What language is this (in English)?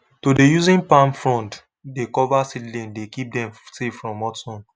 Nigerian Pidgin